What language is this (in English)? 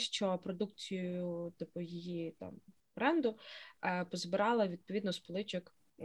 Ukrainian